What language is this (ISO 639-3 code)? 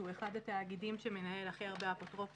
heb